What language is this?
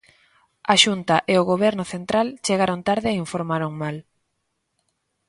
Galician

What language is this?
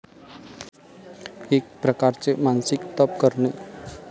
Marathi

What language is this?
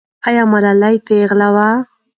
Pashto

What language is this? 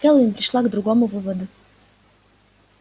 Russian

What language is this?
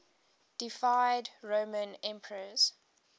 English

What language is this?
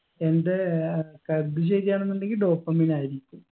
Malayalam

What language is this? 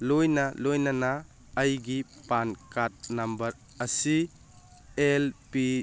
Manipuri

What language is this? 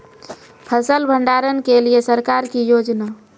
Maithili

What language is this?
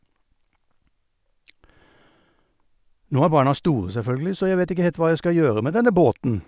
Norwegian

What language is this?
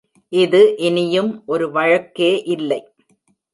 Tamil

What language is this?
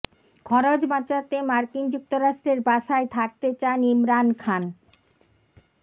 Bangla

